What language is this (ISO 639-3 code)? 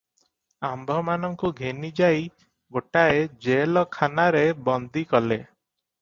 ori